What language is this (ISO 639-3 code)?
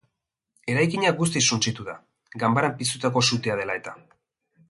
eus